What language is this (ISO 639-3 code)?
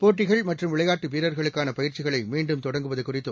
tam